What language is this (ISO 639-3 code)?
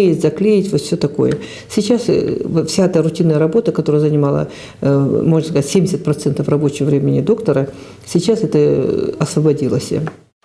rus